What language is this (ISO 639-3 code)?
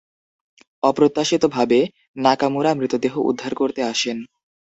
ben